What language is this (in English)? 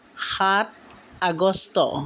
Assamese